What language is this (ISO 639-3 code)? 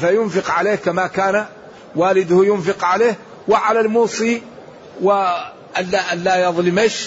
ara